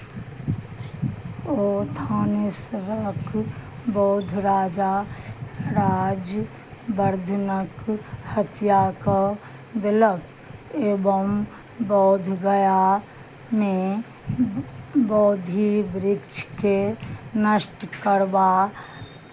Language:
Maithili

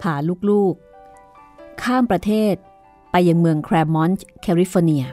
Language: Thai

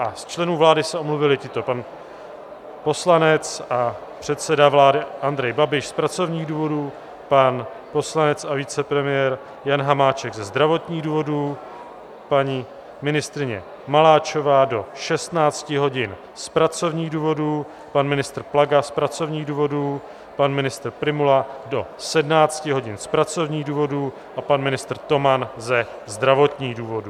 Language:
Czech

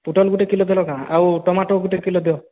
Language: Odia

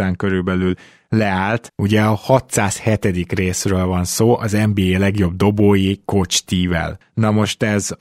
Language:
Hungarian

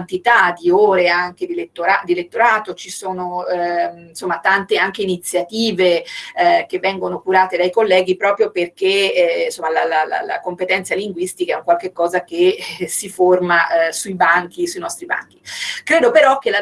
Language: Italian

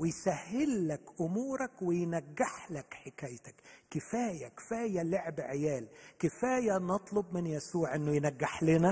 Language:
Arabic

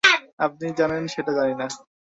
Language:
Bangla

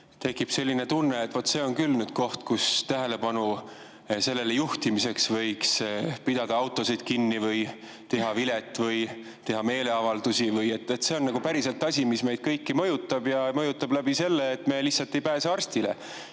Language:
Estonian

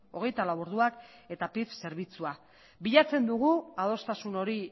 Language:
Basque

